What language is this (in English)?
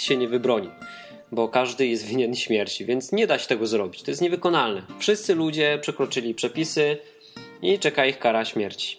Polish